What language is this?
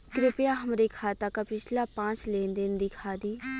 Bhojpuri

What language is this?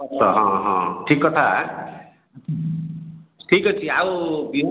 Odia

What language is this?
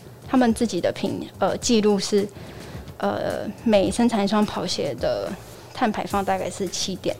Chinese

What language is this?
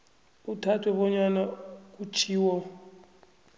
South Ndebele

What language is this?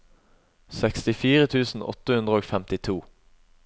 Norwegian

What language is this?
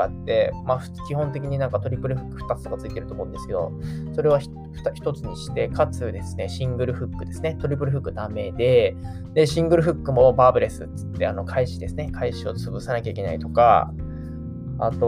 Japanese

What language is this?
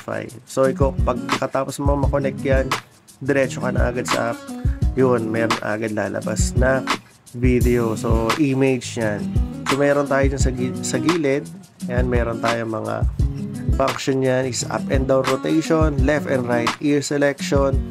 Filipino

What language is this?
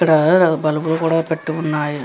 Telugu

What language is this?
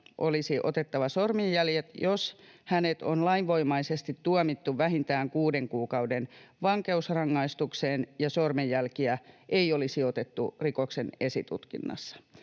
Finnish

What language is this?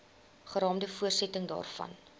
Afrikaans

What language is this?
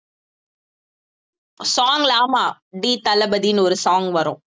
Tamil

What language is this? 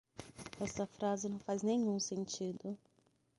Portuguese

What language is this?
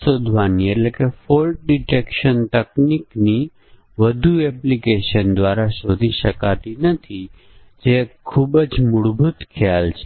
Gujarati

